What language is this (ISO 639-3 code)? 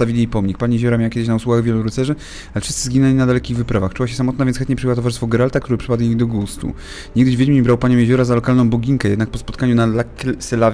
pol